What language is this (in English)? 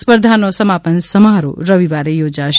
Gujarati